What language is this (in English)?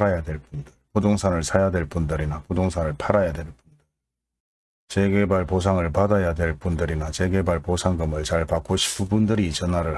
Korean